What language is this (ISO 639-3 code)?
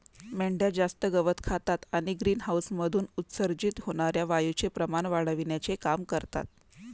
mar